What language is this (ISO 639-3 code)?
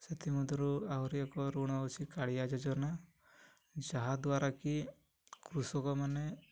ori